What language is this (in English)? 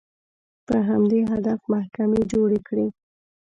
Pashto